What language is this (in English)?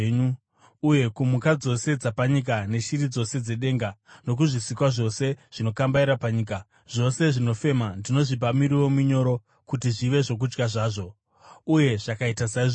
Shona